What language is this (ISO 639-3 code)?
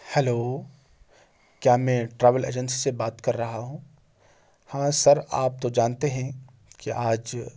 urd